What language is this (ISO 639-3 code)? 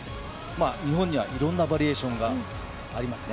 jpn